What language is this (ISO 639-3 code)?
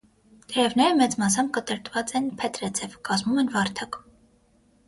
hye